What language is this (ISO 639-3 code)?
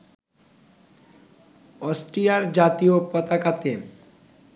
ben